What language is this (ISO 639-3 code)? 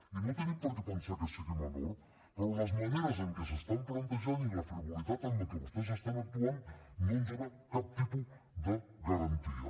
cat